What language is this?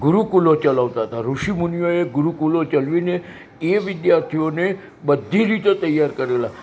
Gujarati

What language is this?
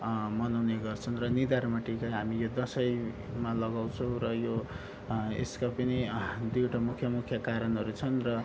Nepali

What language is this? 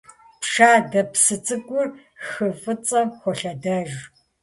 Kabardian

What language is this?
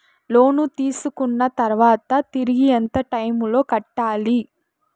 Telugu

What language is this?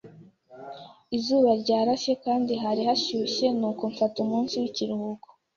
Kinyarwanda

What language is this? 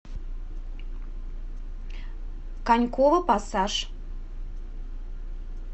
Russian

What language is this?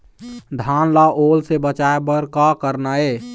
Chhattisgarhi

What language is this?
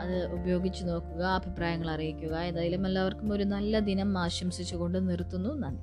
Malayalam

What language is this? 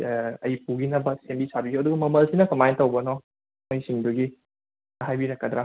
Manipuri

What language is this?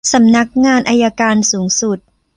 Thai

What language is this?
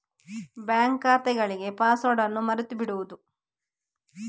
Kannada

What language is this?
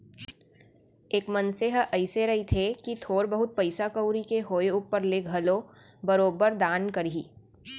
Chhattisgarhi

